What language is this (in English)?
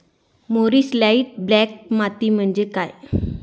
Marathi